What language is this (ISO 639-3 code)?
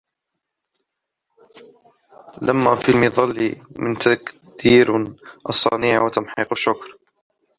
ara